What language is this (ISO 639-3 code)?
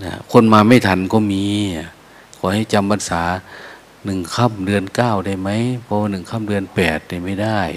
tha